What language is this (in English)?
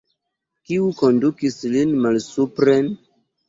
Esperanto